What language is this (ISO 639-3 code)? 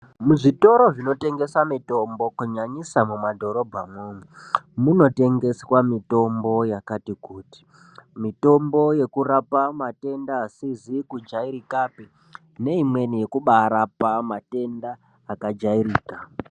ndc